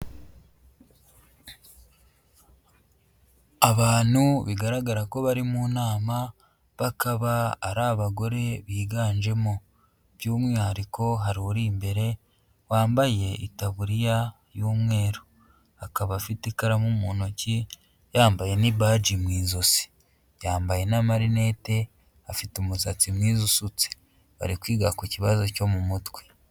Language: Kinyarwanda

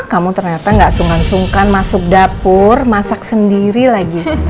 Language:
Indonesian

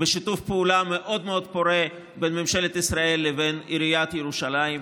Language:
Hebrew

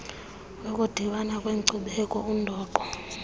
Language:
Xhosa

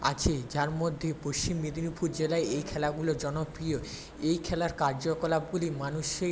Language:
Bangla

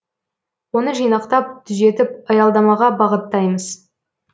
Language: Kazakh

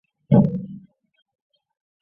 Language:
Chinese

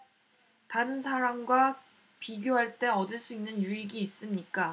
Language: Korean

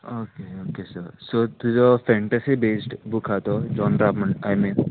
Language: Konkani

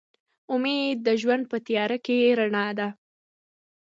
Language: Pashto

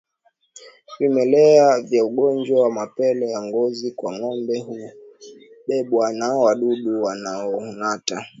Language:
Swahili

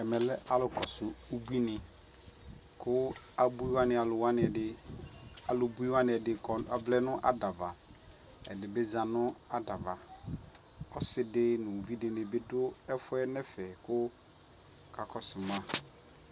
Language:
Ikposo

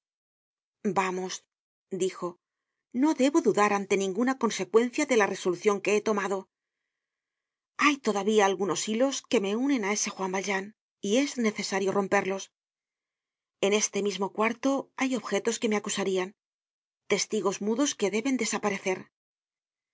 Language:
Spanish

